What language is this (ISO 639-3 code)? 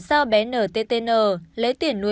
vie